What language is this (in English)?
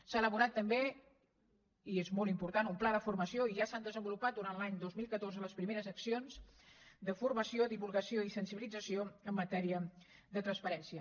Catalan